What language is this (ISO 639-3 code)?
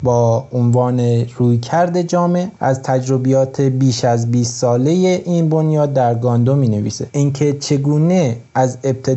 fas